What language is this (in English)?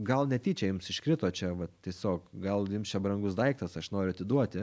Lithuanian